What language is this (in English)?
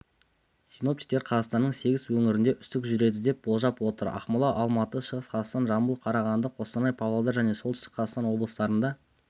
Kazakh